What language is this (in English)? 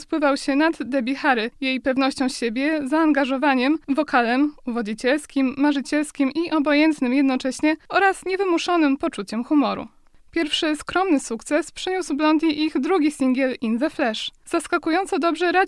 Polish